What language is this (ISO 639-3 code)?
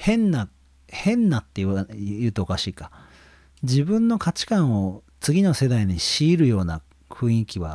jpn